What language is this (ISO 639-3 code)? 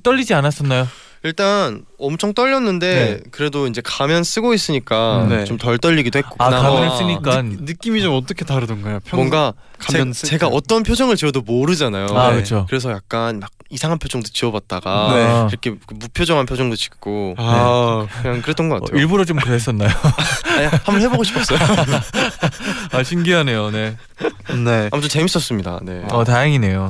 kor